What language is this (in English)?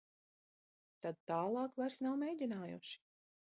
Latvian